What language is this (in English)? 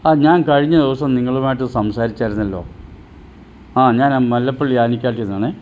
Malayalam